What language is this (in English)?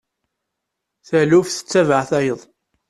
Kabyle